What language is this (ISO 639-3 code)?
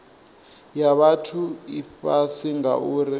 ven